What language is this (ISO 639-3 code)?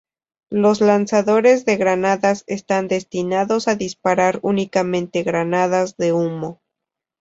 spa